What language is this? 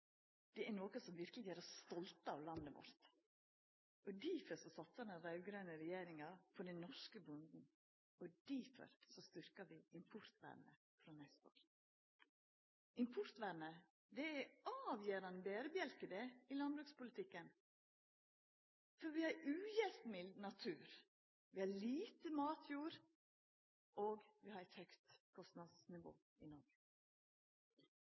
Norwegian Nynorsk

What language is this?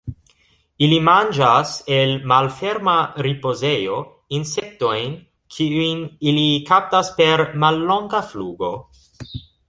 Esperanto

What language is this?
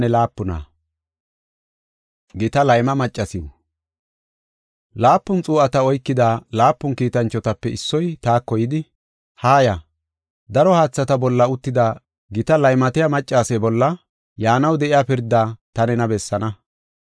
Gofa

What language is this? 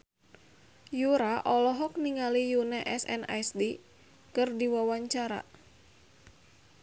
Sundanese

